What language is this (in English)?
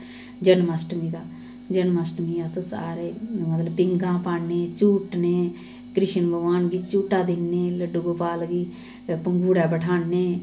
Dogri